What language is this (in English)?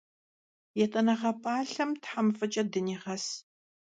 Kabardian